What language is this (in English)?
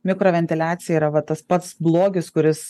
Lithuanian